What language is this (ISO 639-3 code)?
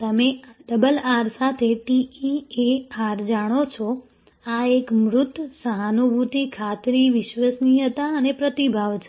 guj